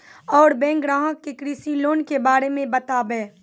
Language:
Maithili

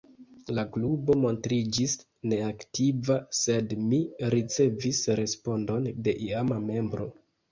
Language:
Esperanto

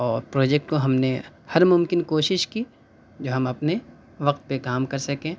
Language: Urdu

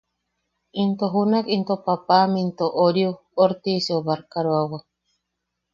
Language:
Yaqui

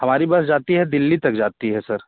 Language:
Hindi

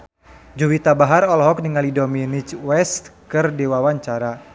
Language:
Sundanese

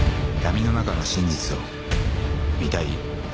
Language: Japanese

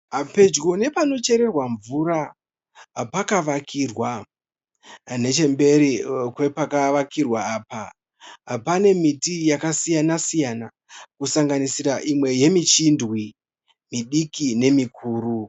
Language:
Shona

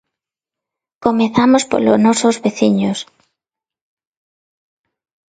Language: Galician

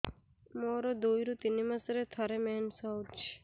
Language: Odia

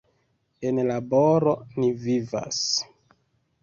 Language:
Esperanto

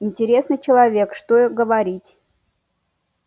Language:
Russian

